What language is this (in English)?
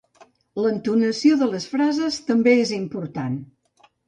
Catalan